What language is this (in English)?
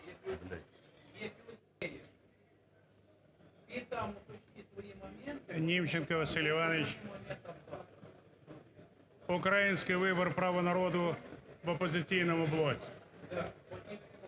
Ukrainian